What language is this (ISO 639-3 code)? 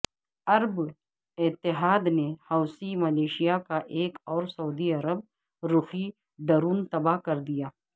urd